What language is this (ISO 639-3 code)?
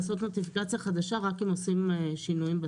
heb